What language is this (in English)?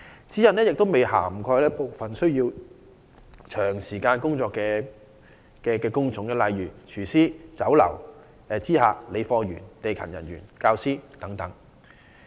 Cantonese